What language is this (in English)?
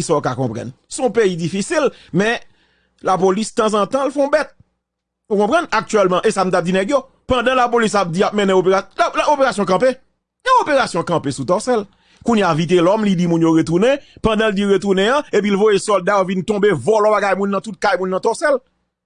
French